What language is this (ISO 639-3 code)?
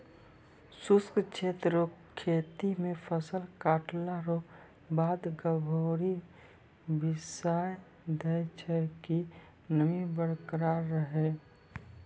mai